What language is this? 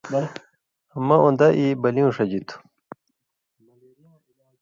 Indus Kohistani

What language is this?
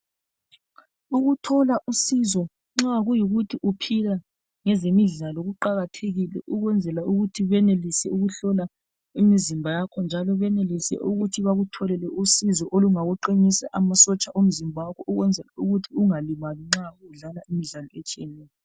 North Ndebele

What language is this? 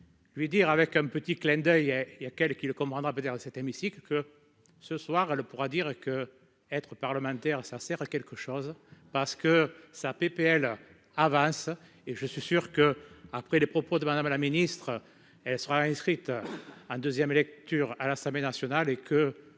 French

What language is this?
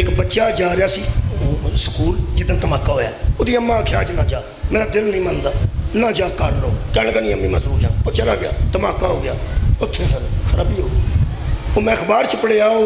Punjabi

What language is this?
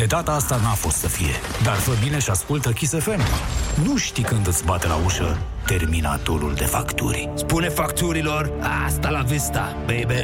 Romanian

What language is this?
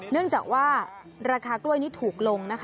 Thai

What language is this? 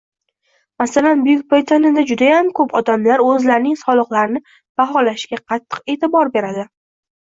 Uzbek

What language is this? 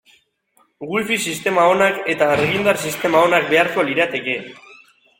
Basque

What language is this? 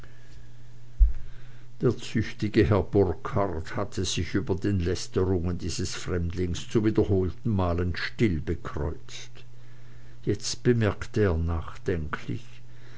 German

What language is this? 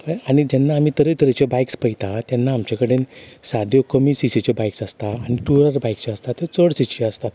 Konkani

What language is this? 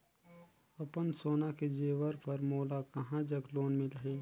Chhattisgarhi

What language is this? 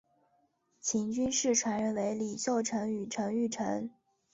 Chinese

